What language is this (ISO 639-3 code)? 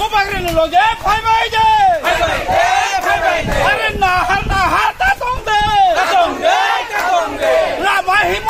ara